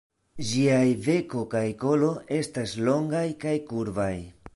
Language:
Esperanto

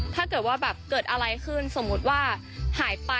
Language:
Thai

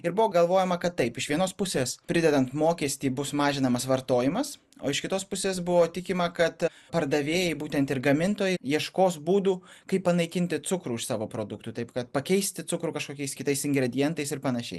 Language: Lithuanian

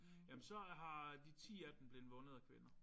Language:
Danish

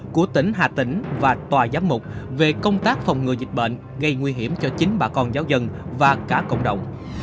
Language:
Vietnamese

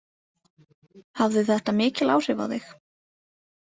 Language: Icelandic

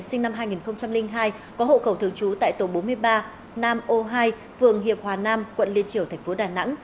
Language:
Vietnamese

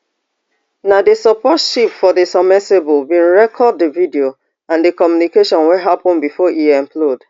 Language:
Nigerian Pidgin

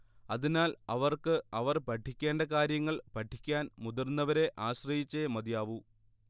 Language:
Malayalam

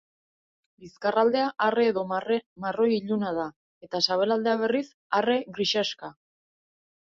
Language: Basque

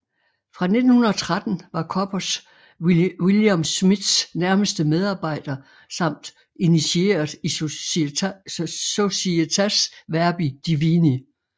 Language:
Danish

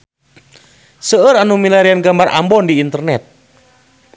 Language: Sundanese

